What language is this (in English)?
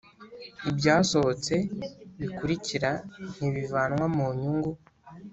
Kinyarwanda